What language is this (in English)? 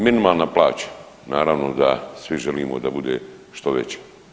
Croatian